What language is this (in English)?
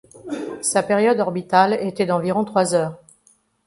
French